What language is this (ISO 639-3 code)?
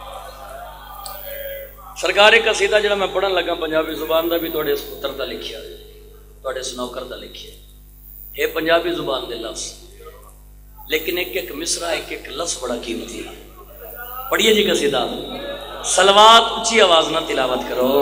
ara